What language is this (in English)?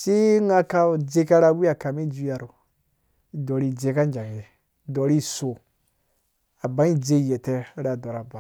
Dũya